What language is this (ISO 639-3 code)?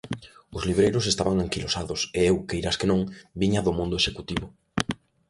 glg